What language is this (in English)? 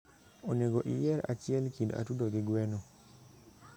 Luo (Kenya and Tanzania)